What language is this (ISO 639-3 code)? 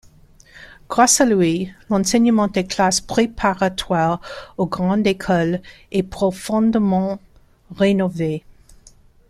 fra